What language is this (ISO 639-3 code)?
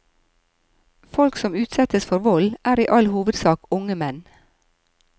nor